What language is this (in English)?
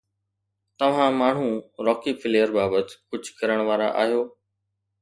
Sindhi